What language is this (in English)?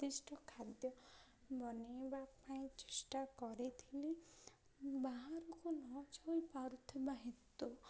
Odia